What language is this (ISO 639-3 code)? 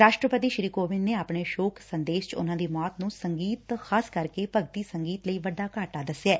pan